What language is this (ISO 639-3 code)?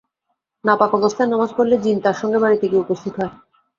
ben